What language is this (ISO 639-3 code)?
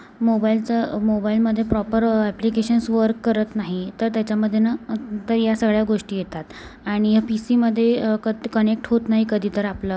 mar